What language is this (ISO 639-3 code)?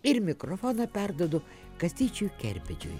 lit